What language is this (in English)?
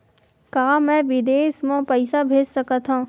Chhattisgarhi